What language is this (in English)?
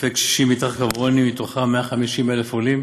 Hebrew